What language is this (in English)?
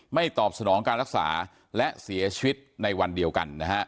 Thai